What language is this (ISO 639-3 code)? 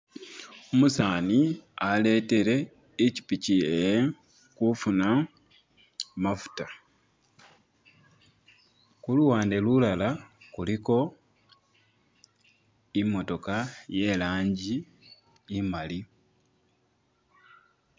myx